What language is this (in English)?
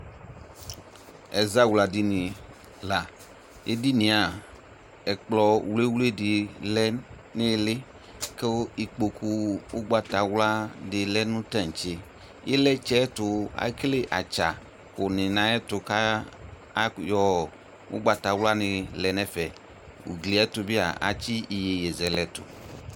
Ikposo